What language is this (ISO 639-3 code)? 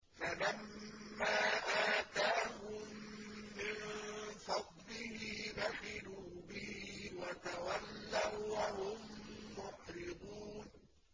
ara